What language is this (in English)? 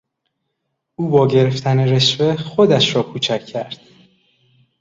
Persian